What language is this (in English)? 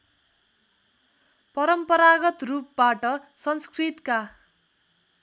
Nepali